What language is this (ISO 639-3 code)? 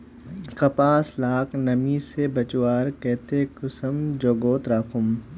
mag